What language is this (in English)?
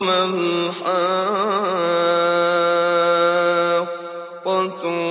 Arabic